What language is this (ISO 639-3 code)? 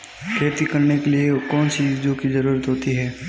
hin